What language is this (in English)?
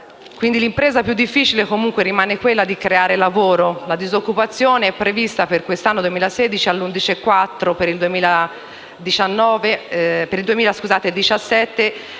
Italian